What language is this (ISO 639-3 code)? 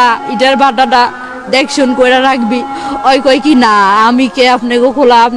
tur